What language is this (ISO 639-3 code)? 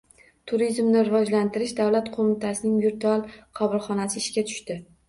uzb